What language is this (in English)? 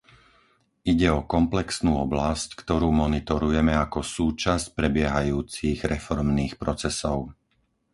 Slovak